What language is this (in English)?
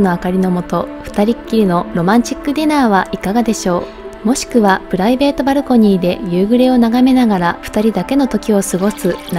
Japanese